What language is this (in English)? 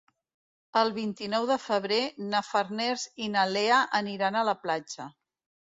Catalan